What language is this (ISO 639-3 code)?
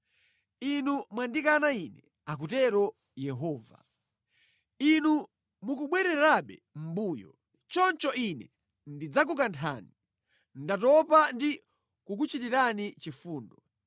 nya